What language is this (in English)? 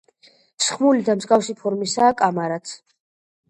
Georgian